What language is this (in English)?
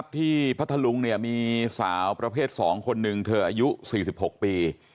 Thai